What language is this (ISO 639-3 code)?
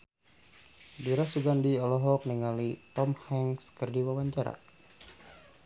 sun